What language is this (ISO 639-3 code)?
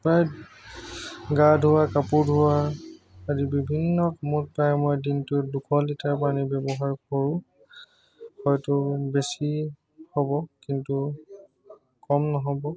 asm